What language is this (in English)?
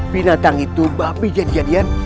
Indonesian